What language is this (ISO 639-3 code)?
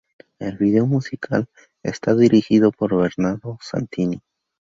spa